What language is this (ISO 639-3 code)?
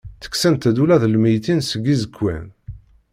kab